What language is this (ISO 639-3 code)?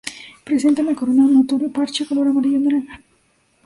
spa